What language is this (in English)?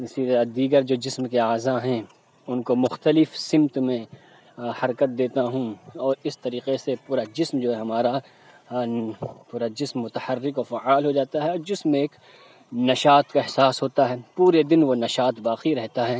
Urdu